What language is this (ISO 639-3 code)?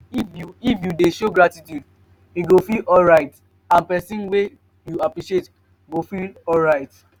pcm